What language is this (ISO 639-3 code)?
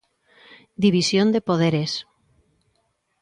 glg